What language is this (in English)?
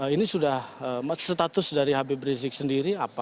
Indonesian